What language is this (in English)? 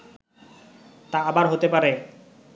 Bangla